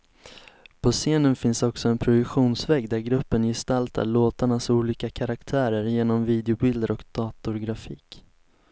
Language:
Swedish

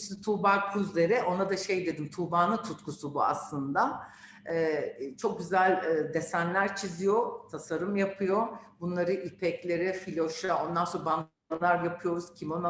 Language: Turkish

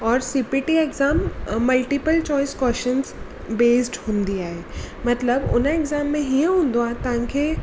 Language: Sindhi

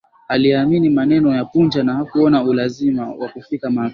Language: Swahili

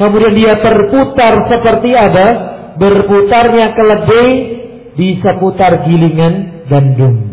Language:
Indonesian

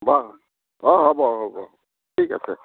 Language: Assamese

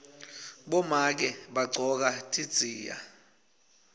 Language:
Swati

